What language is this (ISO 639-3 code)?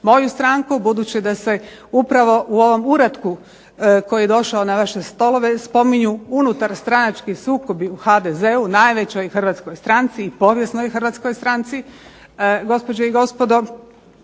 hrv